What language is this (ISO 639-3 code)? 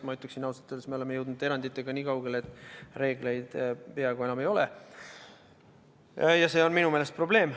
est